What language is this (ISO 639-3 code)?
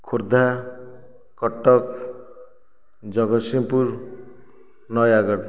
ori